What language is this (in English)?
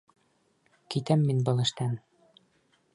Bashkir